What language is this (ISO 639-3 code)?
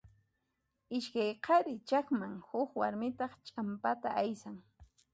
qxp